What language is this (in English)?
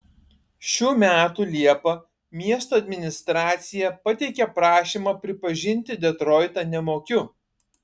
Lithuanian